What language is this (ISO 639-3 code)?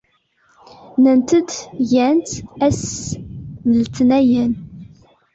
kab